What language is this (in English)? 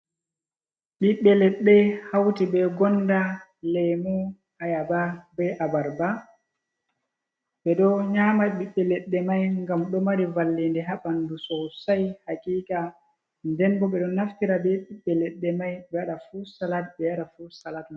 Fula